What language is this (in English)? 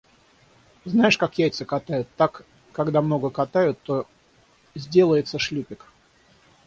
Russian